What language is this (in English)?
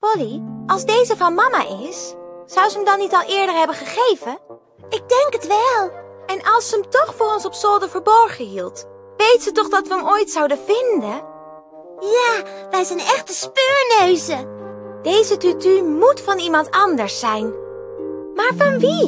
Dutch